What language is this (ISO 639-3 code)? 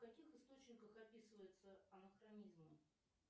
rus